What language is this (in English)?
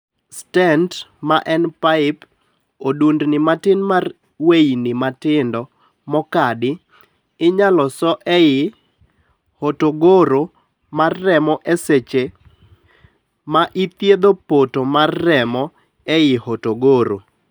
Luo (Kenya and Tanzania)